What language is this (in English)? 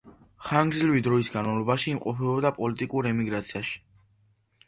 Georgian